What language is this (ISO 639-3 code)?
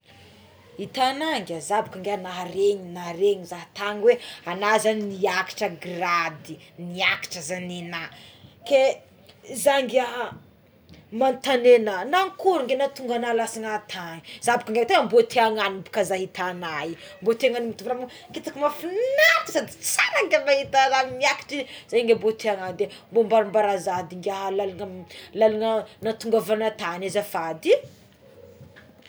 xmw